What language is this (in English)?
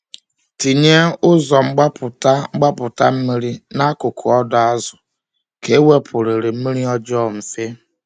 Igbo